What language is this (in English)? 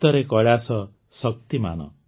Odia